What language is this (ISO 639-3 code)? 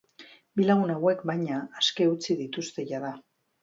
eus